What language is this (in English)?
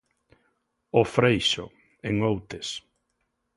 Galician